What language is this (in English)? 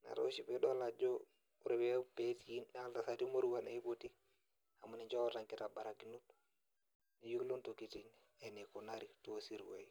Masai